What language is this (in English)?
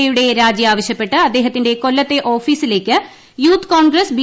Malayalam